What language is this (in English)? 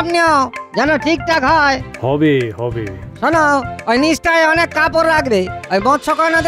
Hindi